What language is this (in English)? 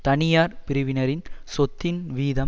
Tamil